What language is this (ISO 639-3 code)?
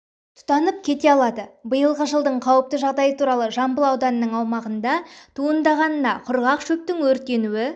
kaz